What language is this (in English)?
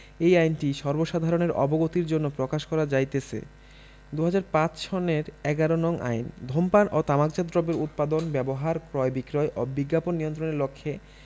Bangla